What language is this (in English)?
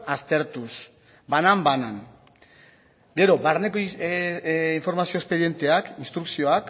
Basque